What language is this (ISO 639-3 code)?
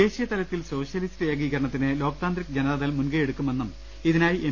mal